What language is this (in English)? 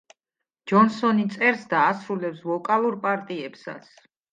Georgian